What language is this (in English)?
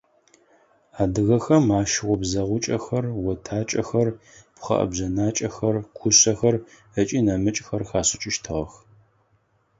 Adyghe